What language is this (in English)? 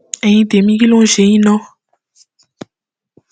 Yoruba